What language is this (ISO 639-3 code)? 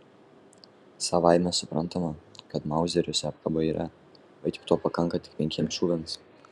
lit